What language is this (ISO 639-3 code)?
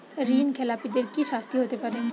ben